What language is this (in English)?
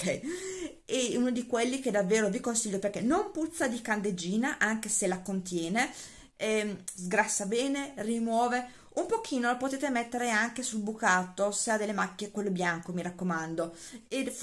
Italian